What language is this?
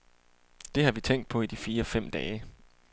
Danish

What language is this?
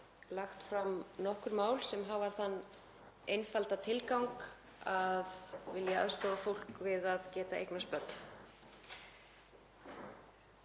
Icelandic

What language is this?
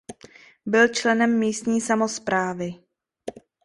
Czech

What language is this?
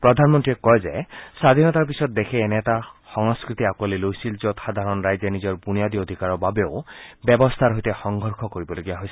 Assamese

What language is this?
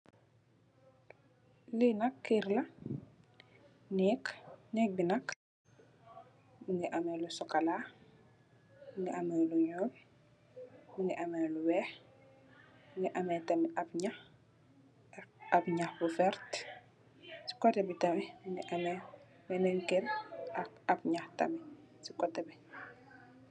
Wolof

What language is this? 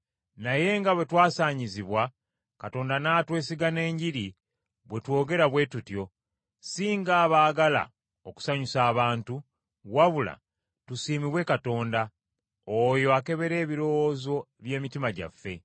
Ganda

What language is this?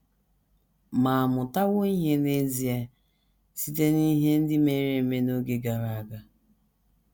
Igbo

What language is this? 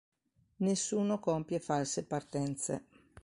Italian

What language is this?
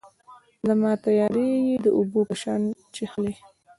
Pashto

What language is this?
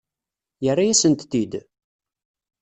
Kabyle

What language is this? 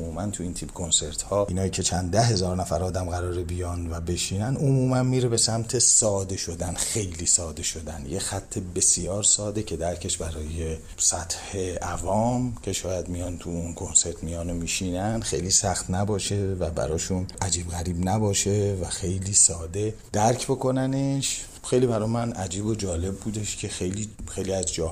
Persian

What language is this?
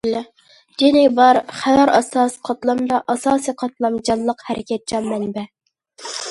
Uyghur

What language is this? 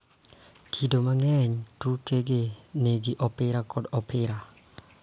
Luo (Kenya and Tanzania)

